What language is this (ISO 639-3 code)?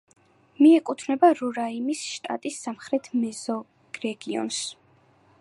kat